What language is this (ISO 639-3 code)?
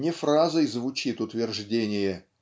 rus